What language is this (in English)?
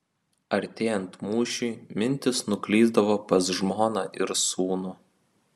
Lithuanian